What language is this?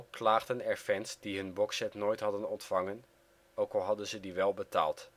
Dutch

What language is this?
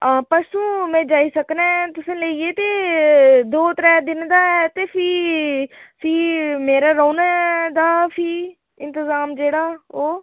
Dogri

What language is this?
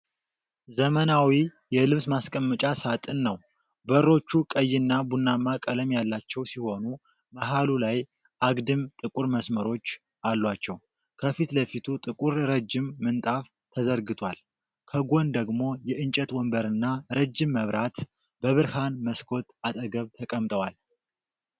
Amharic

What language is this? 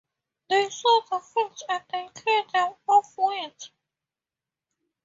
English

